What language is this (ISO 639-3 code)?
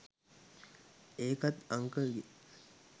sin